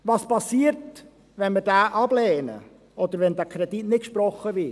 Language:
Swiss German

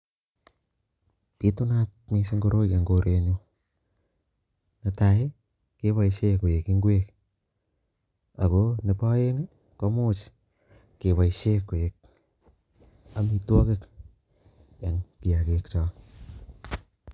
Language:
Kalenjin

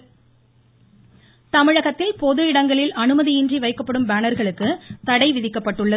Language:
Tamil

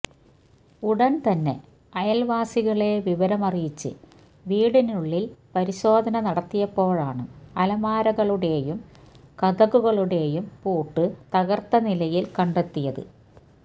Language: Malayalam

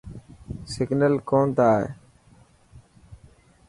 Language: Dhatki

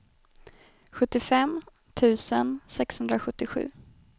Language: Swedish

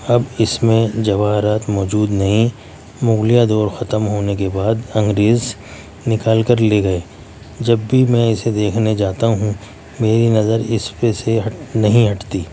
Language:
Urdu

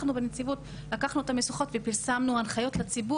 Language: Hebrew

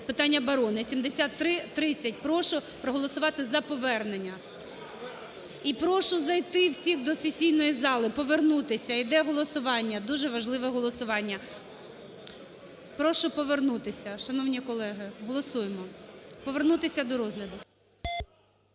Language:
Ukrainian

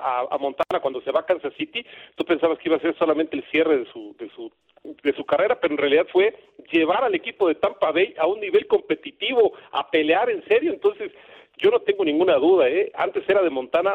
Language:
Spanish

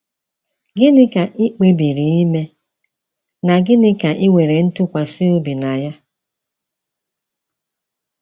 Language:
Igbo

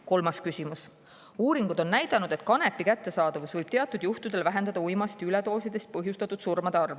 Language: Estonian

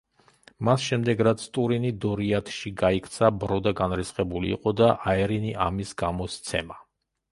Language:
Georgian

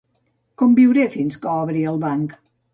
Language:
Catalan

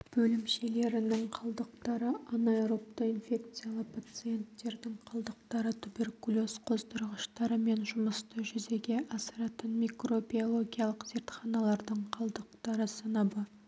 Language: Kazakh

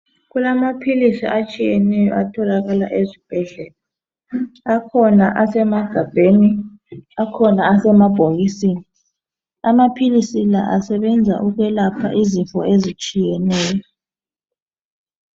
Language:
North Ndebele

